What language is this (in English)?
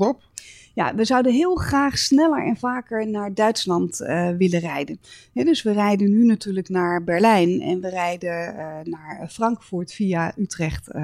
Dutch